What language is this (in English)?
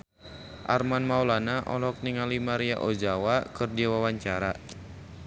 Sundanese